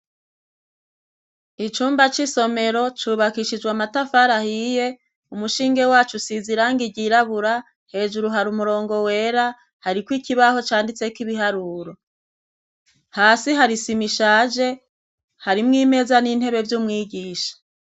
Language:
Rundi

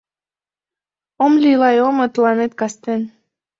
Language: Mari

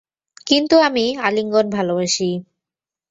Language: Bangla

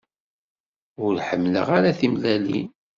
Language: Kabyle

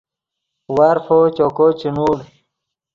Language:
Yidgha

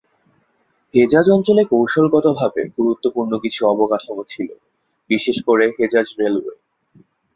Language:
Bangla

